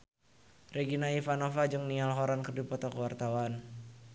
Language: Sundanese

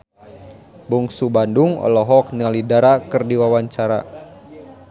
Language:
Sundanese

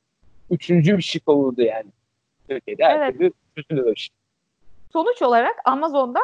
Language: Turkish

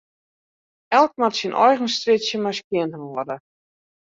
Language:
Western Frisian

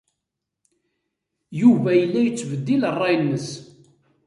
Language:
Kabyle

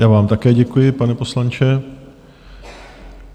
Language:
Czech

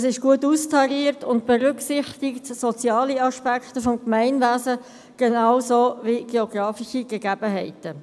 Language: Swiss German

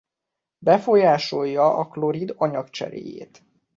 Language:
Hungarian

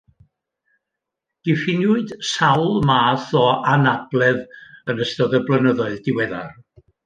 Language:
Welsh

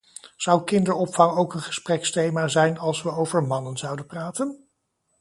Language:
Dutch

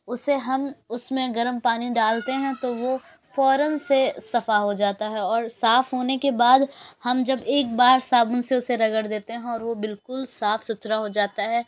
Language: Urdu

